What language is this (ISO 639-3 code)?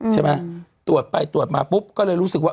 tha